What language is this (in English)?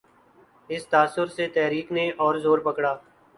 Urdu